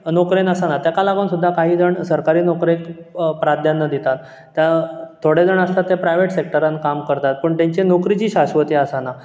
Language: Konkani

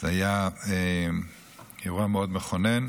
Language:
Hebrew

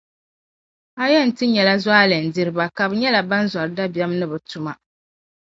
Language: Dagbani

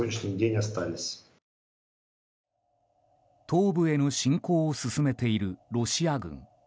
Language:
Japanese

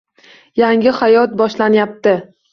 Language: Uzbek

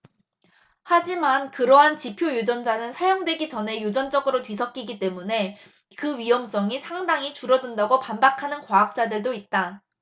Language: Korean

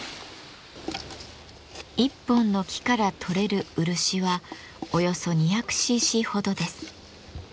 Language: Japanese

